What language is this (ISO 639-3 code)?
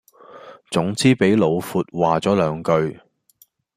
yue